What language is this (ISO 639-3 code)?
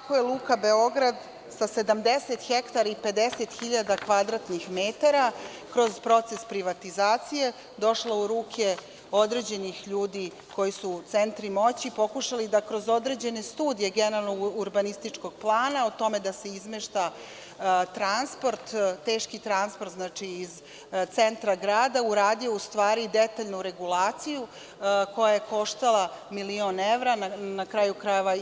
srp